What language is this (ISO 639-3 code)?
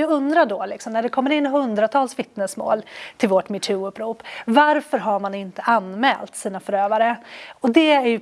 swe